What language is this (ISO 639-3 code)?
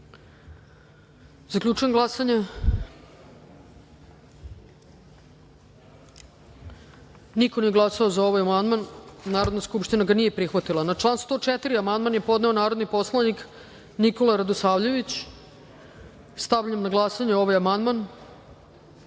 srp